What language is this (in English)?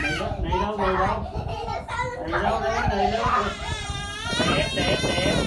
Vietnamese